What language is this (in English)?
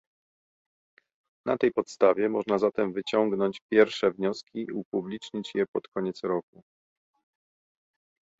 Polish